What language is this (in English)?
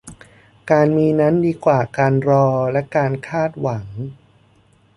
Thai